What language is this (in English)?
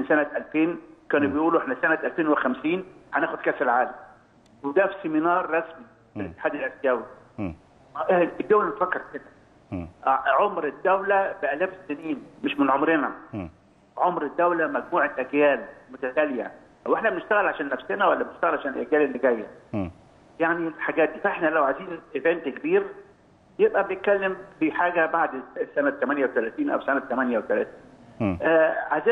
Arabic